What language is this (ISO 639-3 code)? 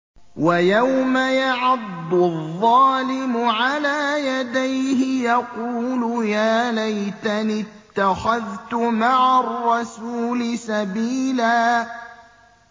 ara